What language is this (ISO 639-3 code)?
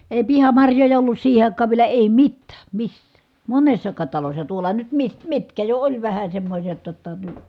fin